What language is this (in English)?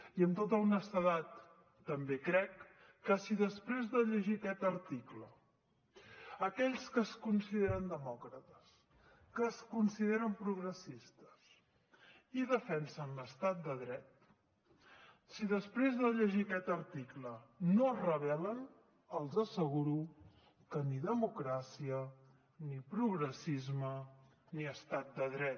Catalan